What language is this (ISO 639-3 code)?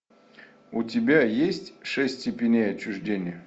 rus